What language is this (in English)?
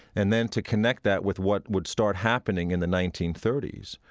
English